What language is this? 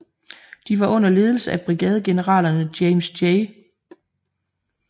Danish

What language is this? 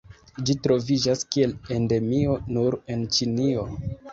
Esperanto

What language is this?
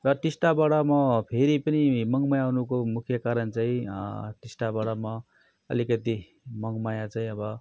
Nepali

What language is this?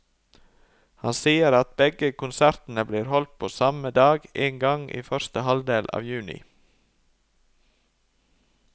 Norwegian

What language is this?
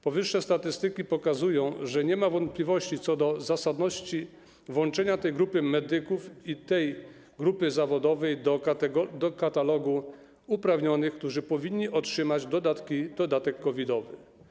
Polish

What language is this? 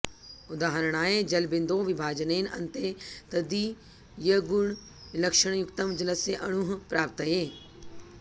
Sanskrit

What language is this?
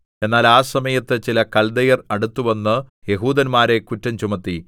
Malayalam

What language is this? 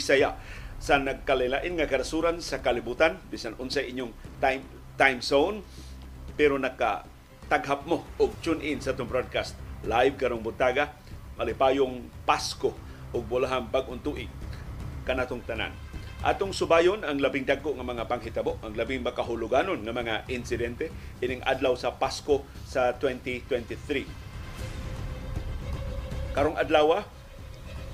Filipino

